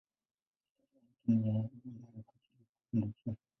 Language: Swahili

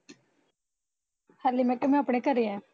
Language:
Punjabi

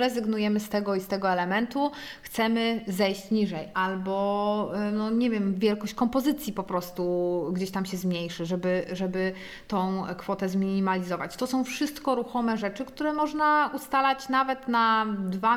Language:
Polish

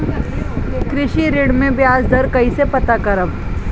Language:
Bhojpuri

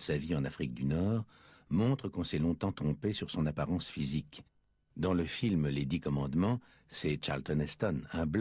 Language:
French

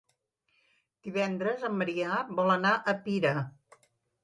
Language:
Catalan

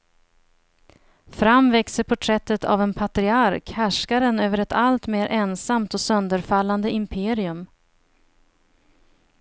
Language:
Swedish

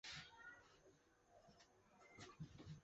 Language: Chinese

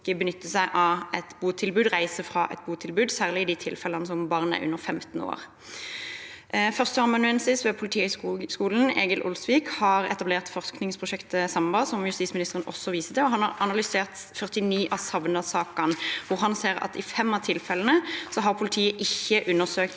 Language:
Norwegian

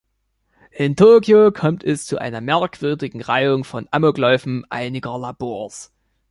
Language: German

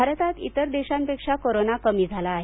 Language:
Marathi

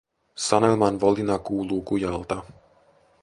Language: Finnish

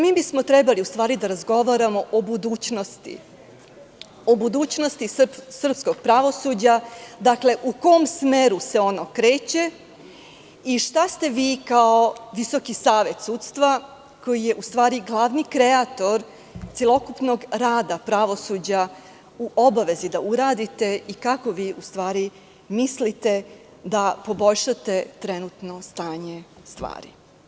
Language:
Serbian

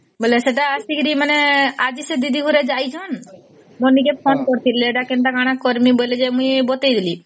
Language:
Odia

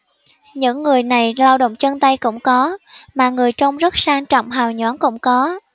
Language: Vietnamese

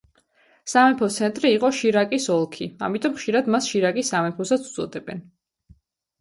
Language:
Georgian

